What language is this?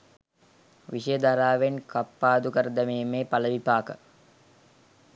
Sinhala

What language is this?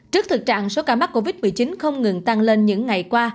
Vietnamese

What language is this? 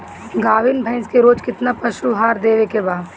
Bhojpuri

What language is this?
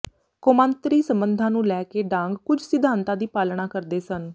Punjabi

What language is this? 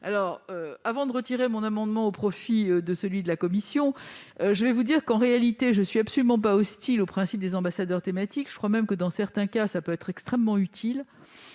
French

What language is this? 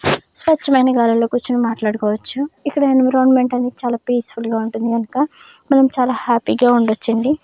Telugu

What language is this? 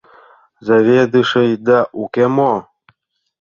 Mari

